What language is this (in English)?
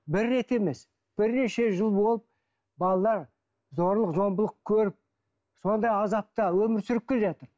Kazakh